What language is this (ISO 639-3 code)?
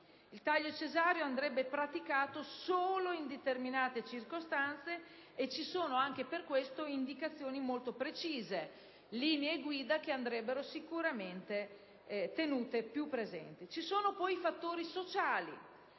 ita